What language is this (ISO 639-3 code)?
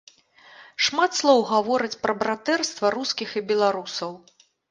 bel